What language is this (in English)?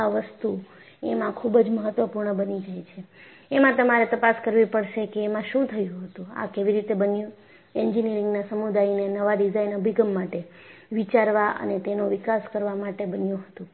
Gujarati